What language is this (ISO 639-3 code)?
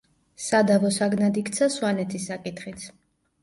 kat